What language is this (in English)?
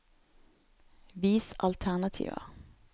Norwegian